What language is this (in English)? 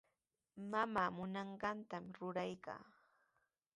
Sihuas Ancash Quechua